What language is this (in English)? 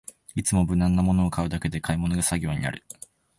Japanese